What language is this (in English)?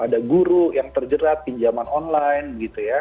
Indonesian